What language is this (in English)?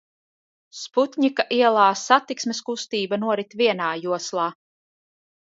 Latvian